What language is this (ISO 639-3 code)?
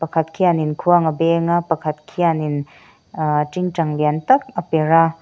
lus